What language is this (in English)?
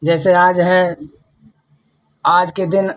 Hindi